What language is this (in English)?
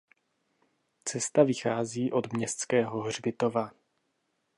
Czech